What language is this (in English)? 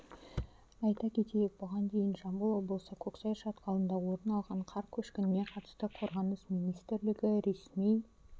Kazakh